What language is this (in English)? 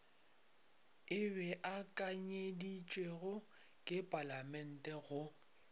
Northern Sotho